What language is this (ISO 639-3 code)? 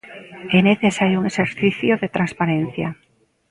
glg